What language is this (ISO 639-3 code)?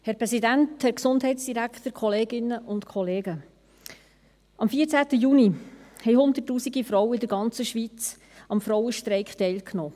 gsw